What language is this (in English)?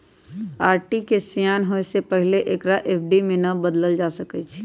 Magahi